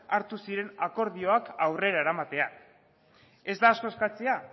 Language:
Basque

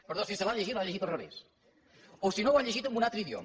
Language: Catalan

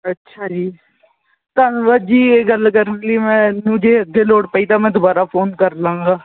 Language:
Punjabi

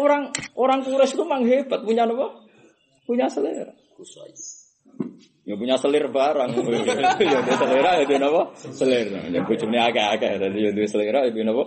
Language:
Indonesian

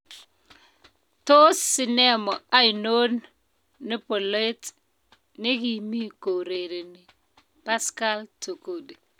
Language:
Kalenjin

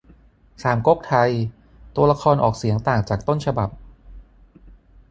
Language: Thai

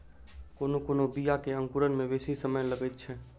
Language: Maithili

